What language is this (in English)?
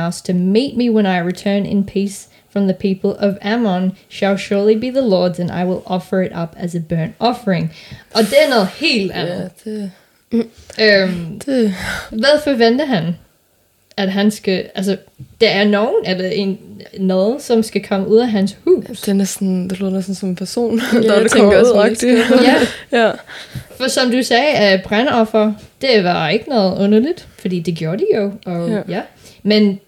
Danish